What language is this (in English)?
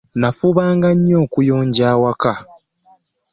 Ganda